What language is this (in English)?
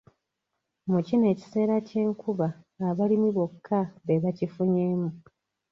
Ganda